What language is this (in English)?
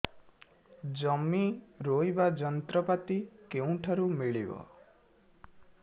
Odia